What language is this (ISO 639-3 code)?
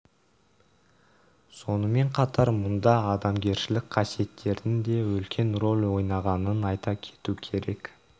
kaz